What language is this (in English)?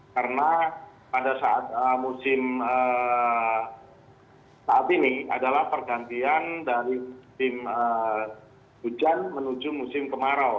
Indonesian